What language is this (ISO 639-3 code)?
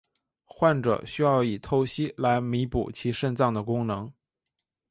zho